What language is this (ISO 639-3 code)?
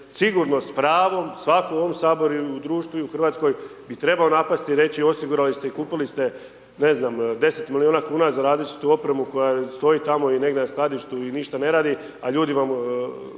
hrv